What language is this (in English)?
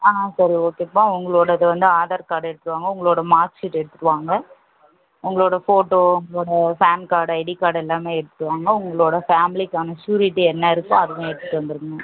Tamil